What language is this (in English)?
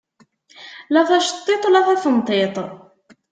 Kabyle